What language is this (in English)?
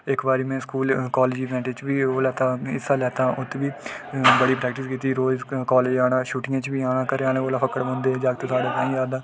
Dogri